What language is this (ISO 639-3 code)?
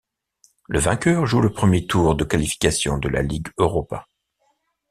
fra